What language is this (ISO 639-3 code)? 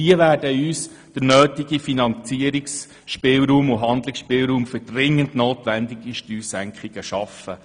gsw